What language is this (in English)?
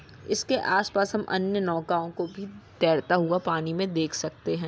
Magahi